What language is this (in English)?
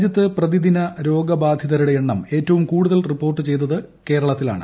Malayalam